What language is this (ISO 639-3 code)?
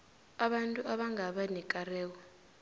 nbl